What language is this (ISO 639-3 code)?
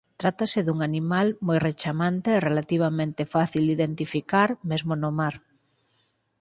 glg